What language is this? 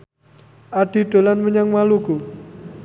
Javanese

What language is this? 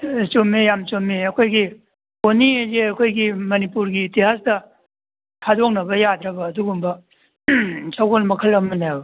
Manipuri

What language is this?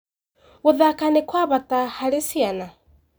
Kikuyu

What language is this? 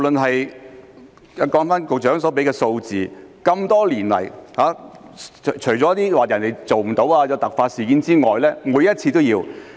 Cantonese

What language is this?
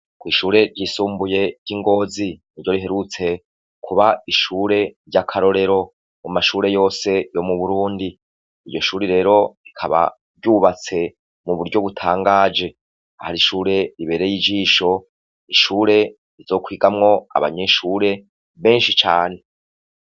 Rundi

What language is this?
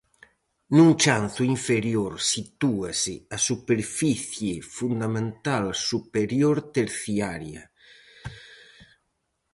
Galician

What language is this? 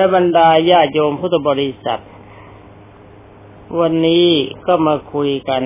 Thai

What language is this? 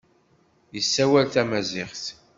Kabyle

